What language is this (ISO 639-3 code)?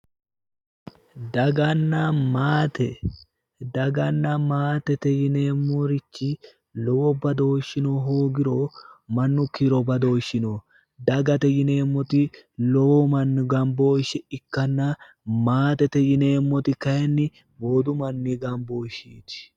sid